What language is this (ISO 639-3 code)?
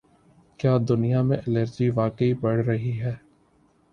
urd